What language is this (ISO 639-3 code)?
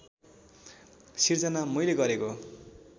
nep